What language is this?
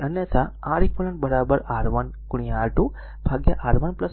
Gujarati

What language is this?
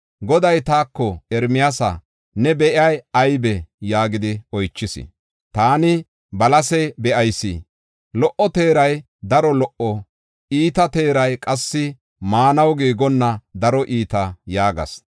Gofa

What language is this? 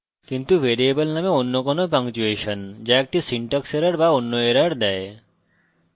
Bangla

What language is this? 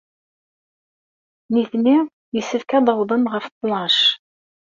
Kabyle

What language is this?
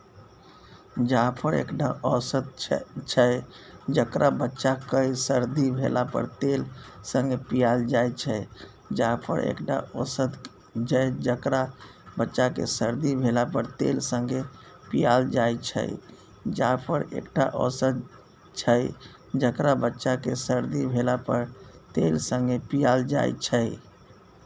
Maithili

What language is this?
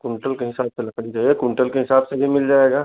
Hindi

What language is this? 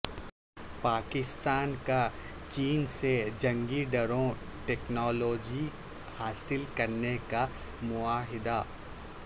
Urdu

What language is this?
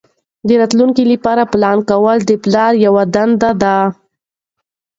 Pashto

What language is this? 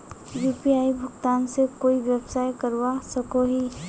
Magahi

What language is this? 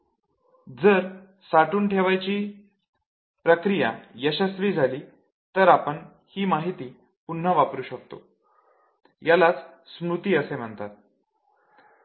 Marathi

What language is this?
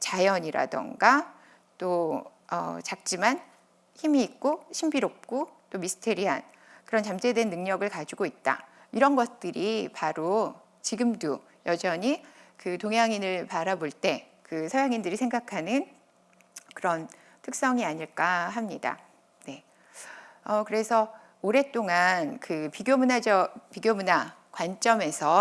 Korean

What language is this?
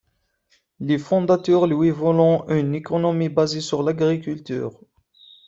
French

